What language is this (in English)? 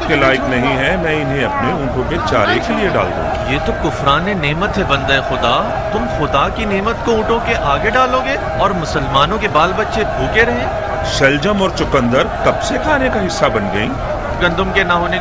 Hindi